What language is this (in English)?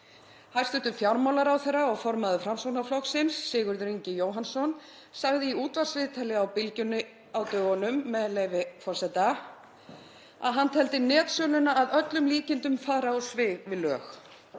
Icelandic